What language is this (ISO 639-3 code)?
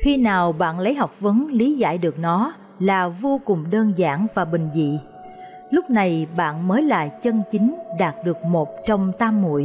vie